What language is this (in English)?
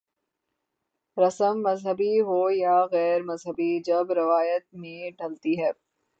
Urdu